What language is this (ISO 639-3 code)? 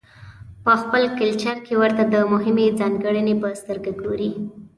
pus